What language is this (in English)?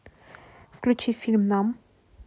Russian